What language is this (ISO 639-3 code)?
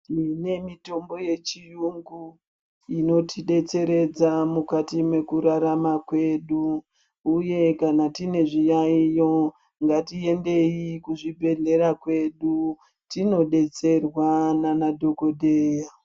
ndc